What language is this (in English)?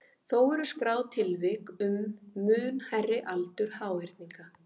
Icelandic